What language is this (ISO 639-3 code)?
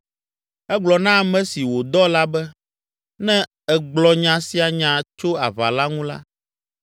ewe